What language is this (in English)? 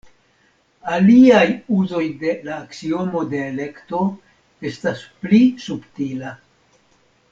Esperanto